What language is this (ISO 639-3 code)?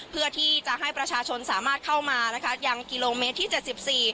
tha